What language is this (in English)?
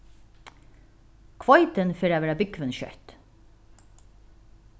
Faroese